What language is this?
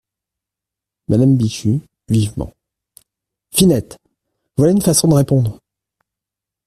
French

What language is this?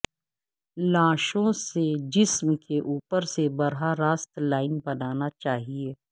Urdu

